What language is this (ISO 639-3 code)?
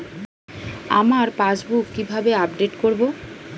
ben